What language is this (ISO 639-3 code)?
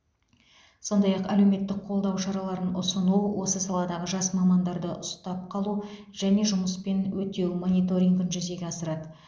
kaz